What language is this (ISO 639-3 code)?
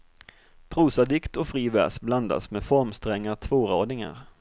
swe